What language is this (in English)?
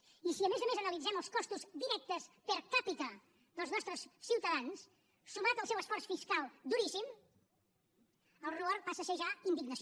Catalan